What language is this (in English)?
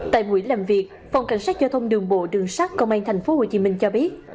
Vietnamese